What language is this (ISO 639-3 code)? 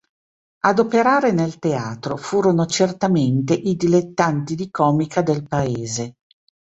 ita